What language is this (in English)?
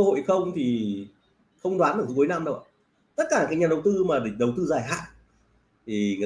Vietnamese